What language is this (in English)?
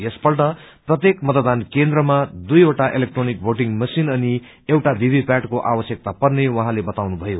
Nepali